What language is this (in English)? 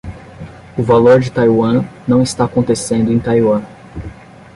Portuguese